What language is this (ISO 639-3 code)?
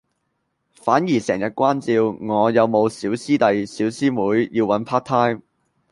yue